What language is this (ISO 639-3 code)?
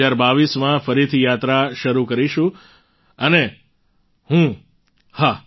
guj